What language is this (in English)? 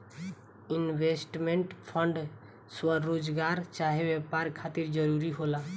Bhojpuri